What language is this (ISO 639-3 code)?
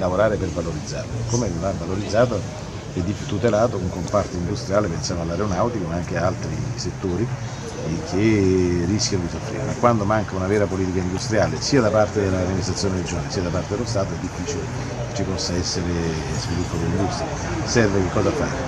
ita